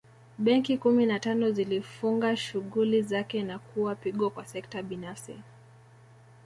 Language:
Swahili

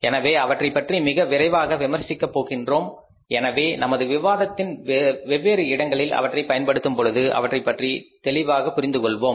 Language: Tamil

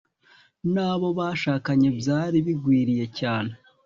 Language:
Kinyarwanda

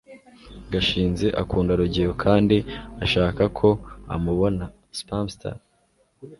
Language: Kinyarwanda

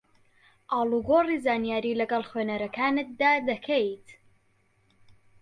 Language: Central Kurdish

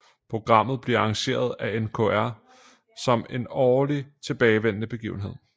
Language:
Danish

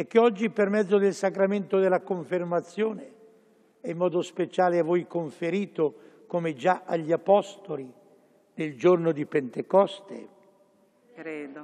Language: Italian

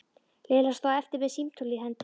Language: Icelandic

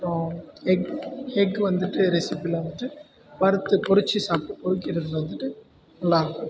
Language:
Tamil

